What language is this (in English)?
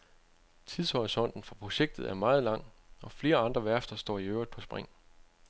Danish